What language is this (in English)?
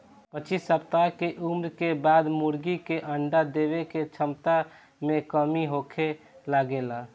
Bhojpuri